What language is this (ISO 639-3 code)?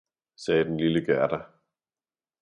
dan